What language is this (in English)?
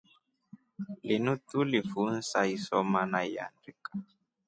Rombo